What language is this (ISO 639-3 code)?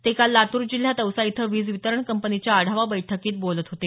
mar